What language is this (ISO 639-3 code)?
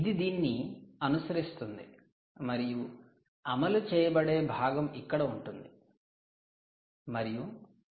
tel